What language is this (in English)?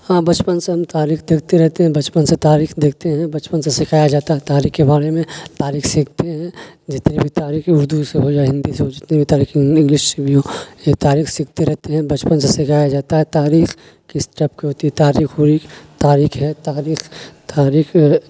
Urdu